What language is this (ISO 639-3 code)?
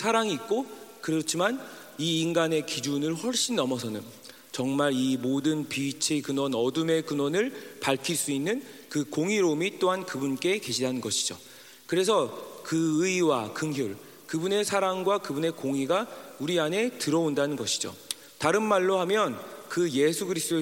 kor